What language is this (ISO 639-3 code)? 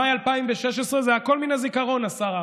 heb